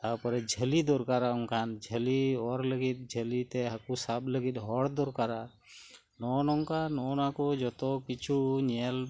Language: Santali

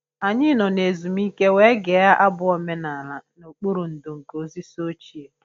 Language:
Igbo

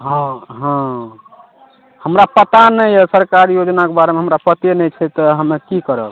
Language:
Maithili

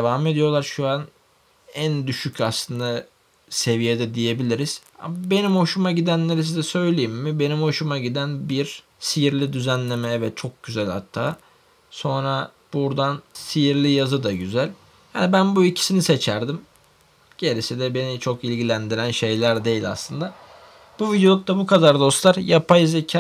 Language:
Turkish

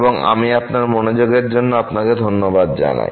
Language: Bangla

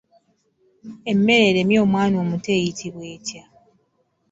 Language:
Ganda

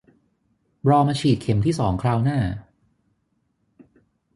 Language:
Thai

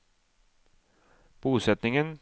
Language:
Norwegian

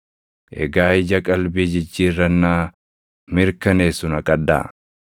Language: Oromo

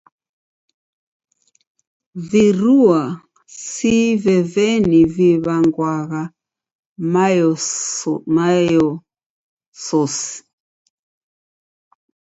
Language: Taita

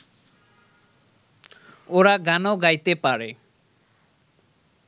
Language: Bangla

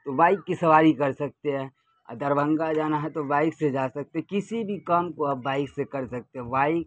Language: Urdu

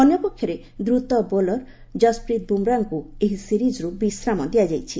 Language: Odia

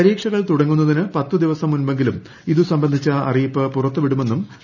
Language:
Malayalam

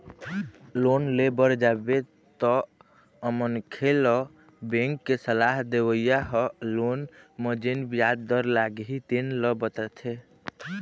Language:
Chhattisgarhi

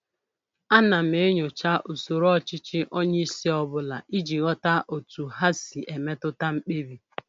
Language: Igbo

